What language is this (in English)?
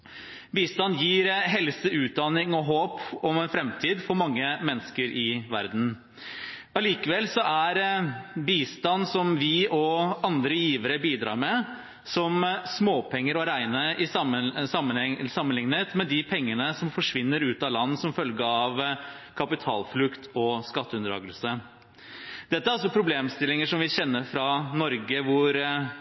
Norwegian Bokmål